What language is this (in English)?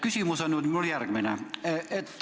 Estonian